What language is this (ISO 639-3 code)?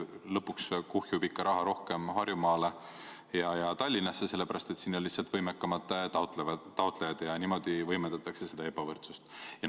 est